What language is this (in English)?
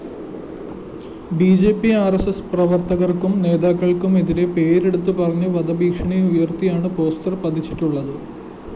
Malayalam